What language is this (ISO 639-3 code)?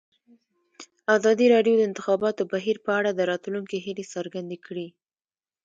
pus